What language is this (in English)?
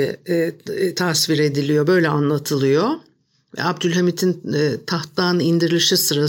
Turkish